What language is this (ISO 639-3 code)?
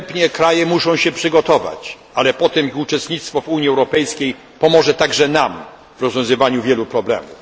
pol